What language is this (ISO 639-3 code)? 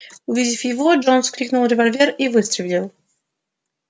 rus